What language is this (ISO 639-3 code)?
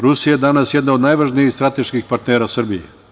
srp